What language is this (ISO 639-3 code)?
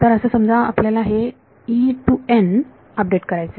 mar